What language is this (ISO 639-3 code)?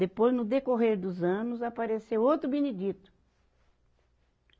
por